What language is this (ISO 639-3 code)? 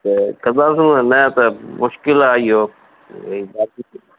snd